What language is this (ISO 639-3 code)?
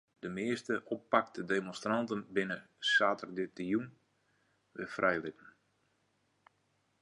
fry